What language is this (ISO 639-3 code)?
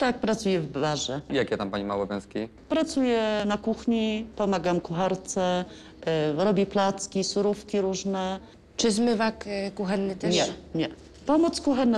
pol